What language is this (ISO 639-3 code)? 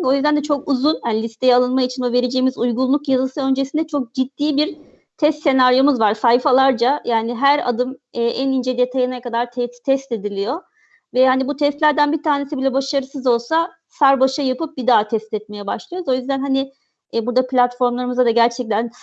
tur